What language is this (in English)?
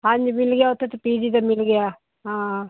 Punjabi